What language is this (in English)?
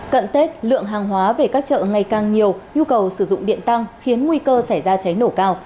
Vietnamese